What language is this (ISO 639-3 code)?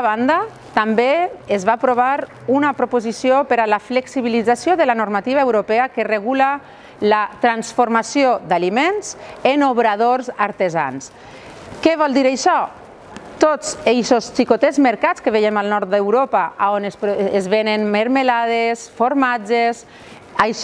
cat